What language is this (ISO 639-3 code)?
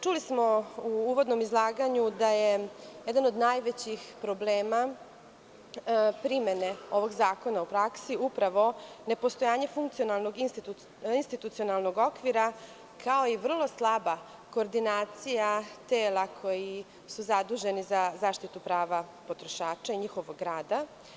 srp